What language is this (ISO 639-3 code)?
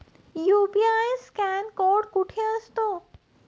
mar